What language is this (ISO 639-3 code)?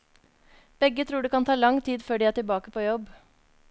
nor